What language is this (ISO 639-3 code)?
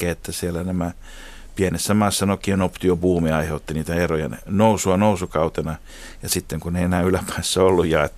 fin